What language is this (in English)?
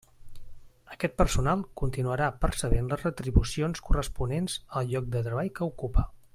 Catalan